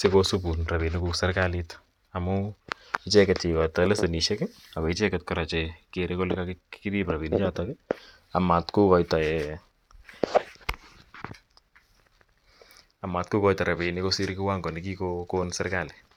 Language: Kalenjin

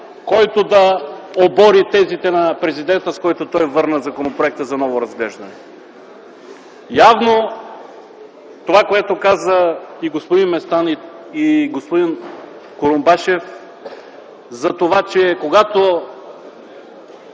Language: Bulgarian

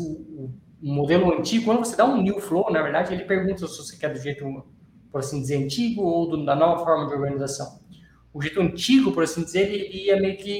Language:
Portuguese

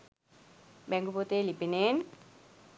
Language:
Sinhala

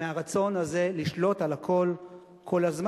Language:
Hebrew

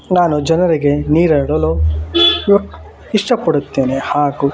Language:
Kannada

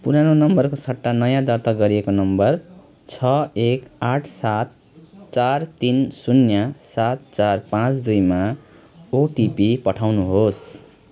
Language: Nepali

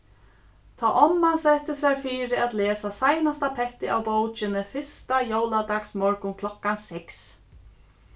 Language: Faroese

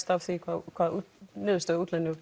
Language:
Icelandic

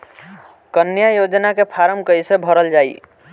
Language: Bhojpuri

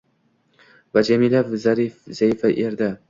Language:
Uzbek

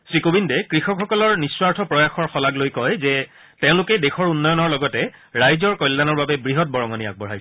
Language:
Assamese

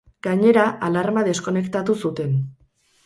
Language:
Basque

